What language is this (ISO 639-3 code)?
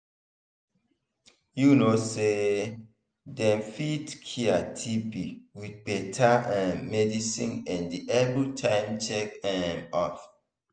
pcm